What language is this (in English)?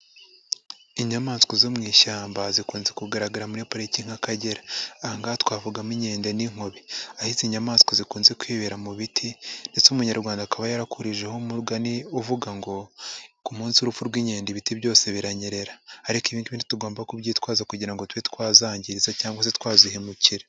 Kinyarwanda